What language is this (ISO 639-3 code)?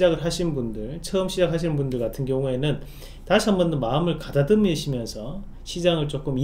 kor